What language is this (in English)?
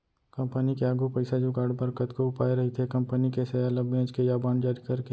Chhattisgarhi